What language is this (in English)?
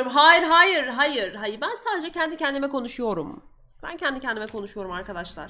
Turkish